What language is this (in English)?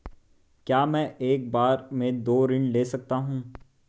Hindi